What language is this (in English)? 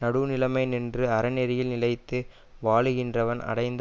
Tamil